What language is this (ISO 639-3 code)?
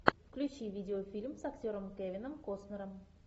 rus